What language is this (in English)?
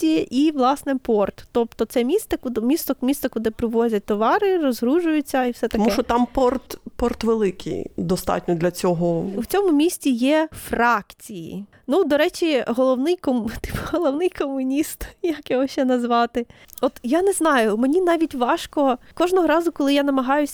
Ukrainian